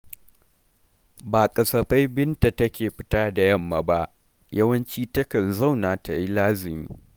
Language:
Hausa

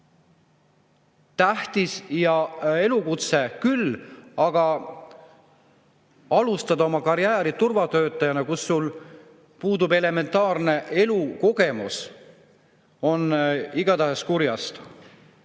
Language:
Estonian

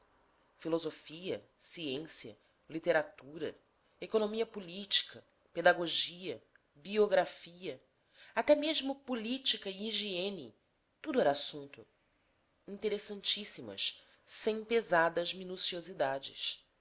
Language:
Portuguese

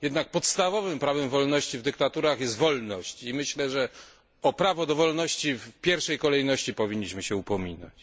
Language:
Polish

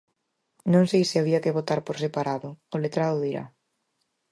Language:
Galician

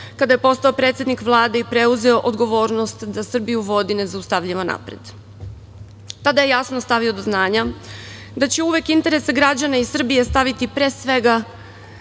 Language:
Serbian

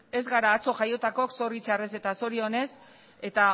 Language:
Basque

